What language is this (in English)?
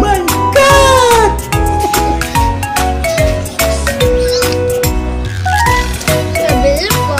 Thai